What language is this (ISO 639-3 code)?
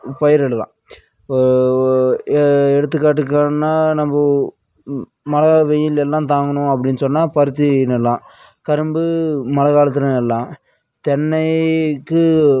tam